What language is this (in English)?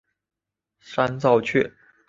Chinese